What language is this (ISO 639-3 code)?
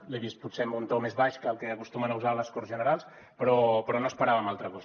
cat